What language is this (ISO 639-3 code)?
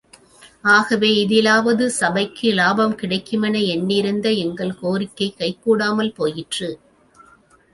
tam